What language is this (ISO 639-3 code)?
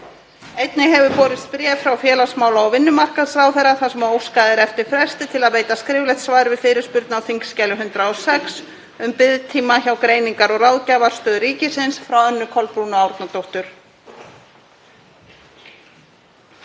isl